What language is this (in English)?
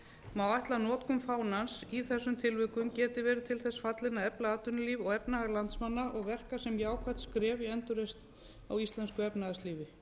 Icelandic